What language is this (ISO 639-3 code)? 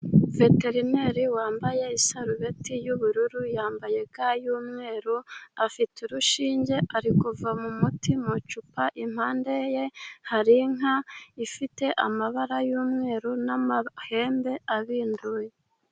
kin